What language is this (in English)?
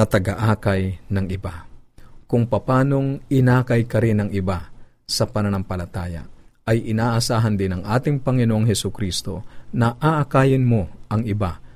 Filipino